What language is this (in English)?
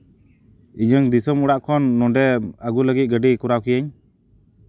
Santali